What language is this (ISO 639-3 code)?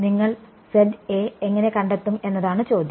mal